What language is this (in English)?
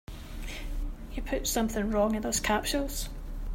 English